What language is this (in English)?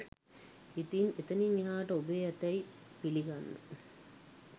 Sinhala